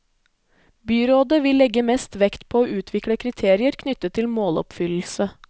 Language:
Norwegian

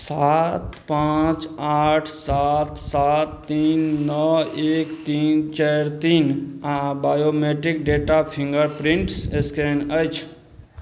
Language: Maithili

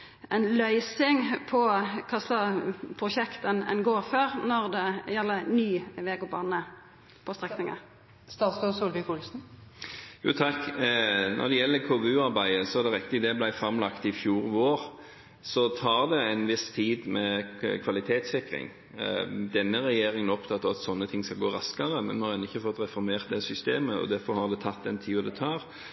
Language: Norwegian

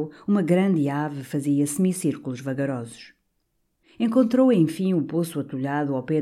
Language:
Portuguese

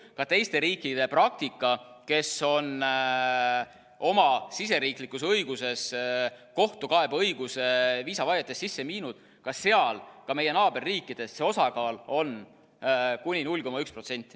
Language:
Estonian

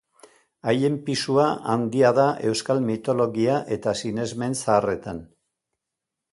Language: Basque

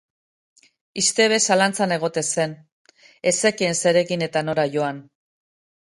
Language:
Basque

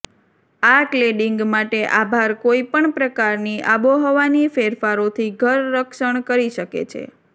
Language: Gujarati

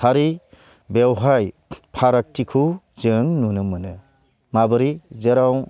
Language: Bodo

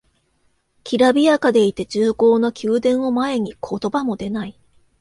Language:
Japanese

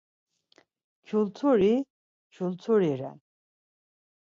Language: Laz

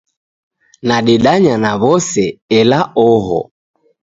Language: Taita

